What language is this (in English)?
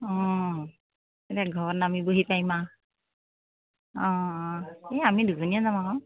Assamese